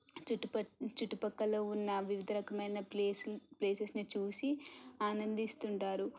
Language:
Telugu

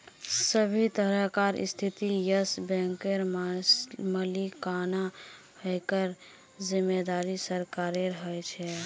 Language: Magahi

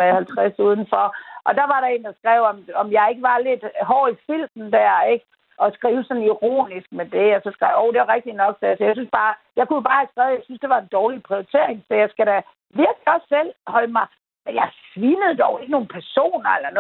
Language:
Danish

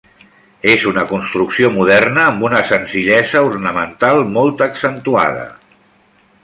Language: Catalan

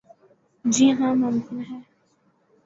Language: Urdu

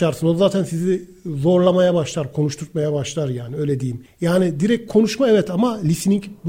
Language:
Turkish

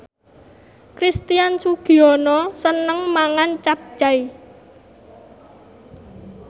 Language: Javanese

